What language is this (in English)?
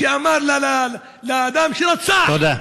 Hebrew